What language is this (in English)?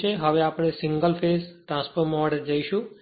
Gujarati